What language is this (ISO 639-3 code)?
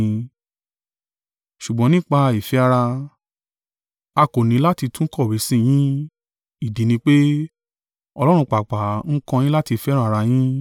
yor